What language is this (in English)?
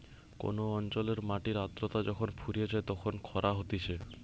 Bangla